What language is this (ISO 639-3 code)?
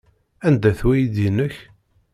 kab